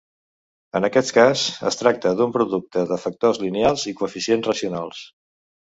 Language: Catalan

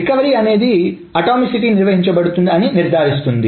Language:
Telugu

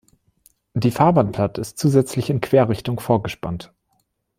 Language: German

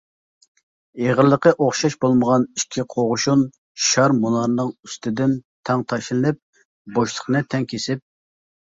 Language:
Uyghur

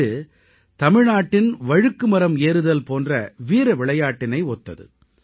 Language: Tamil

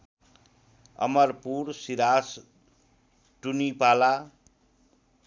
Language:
Nepali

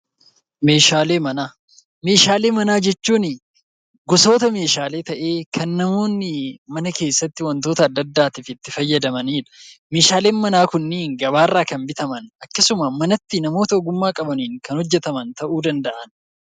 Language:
Oromo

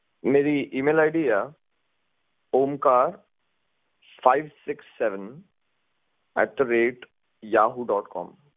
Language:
Punjabi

